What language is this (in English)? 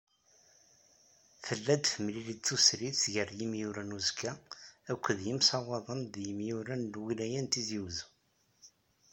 Kabyle